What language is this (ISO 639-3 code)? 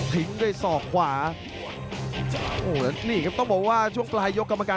tha